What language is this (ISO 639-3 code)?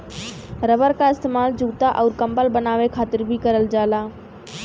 bho